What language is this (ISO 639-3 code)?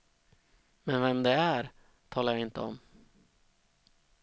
swe